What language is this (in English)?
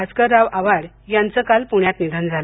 Marathi